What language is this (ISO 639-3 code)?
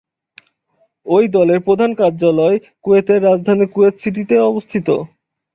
ben